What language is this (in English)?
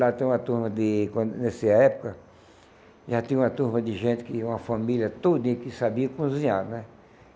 Portuguese